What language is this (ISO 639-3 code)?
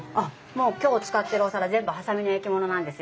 jpn